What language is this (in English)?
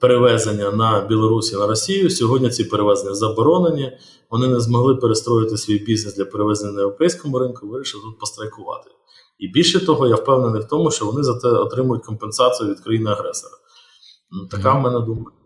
Ukrainian